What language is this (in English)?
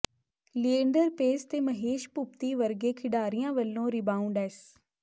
Punjabi